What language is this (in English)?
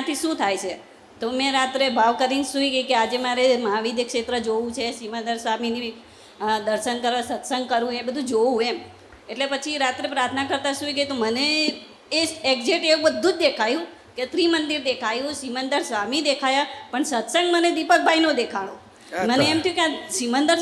Gujarati